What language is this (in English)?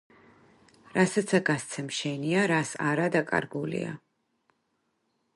Georgian